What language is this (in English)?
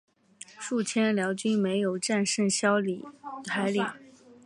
Chinese